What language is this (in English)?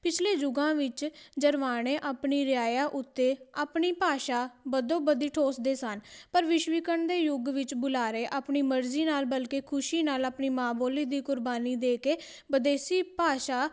Punjabi